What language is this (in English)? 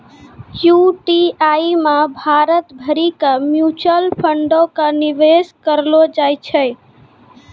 Maithili